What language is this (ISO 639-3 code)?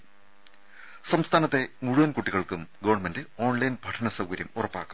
mal